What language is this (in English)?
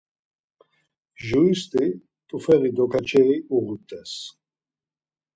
Laz